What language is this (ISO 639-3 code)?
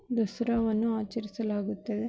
kan